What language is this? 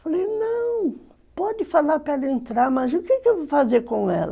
Portuguese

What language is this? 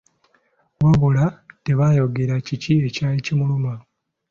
Ganda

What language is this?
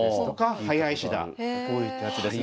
Japanese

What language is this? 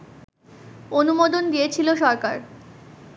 Bangla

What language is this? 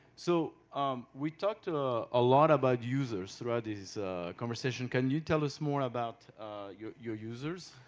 English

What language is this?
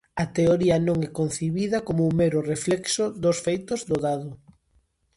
Galician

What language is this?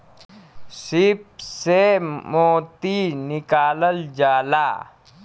Bhojpuri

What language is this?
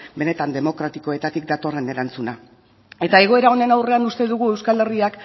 Basque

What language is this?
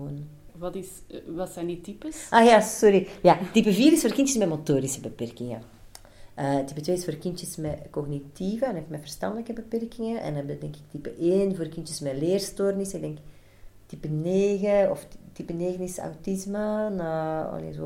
Dutch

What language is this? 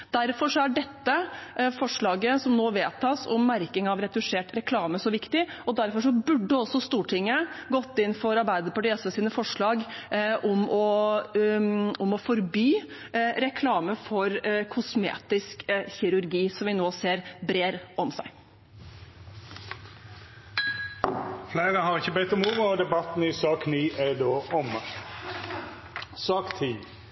Norwegian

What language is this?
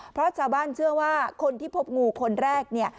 Thai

